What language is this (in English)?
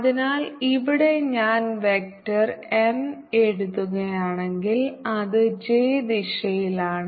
Malayalam